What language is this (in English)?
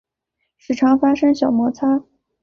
Chinese